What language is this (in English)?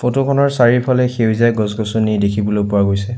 Assamese